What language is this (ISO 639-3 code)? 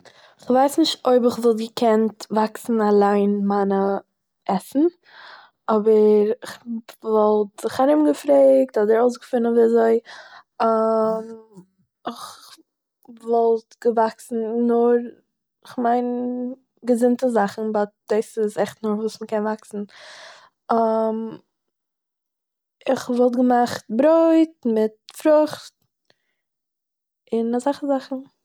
yid